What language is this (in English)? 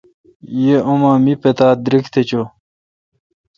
Kalkoti